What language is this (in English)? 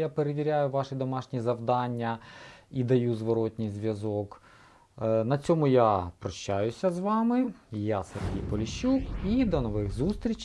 Ukrainian